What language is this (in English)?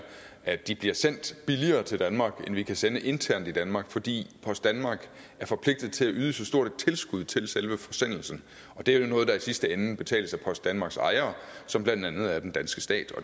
Danish